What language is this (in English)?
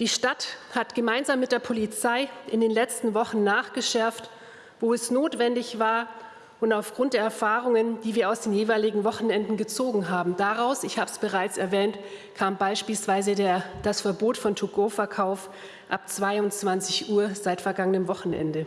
German